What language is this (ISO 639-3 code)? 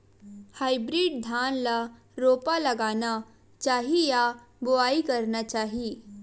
hne